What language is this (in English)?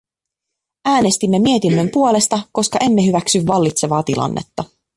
Finnish